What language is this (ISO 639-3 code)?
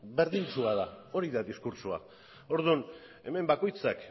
eus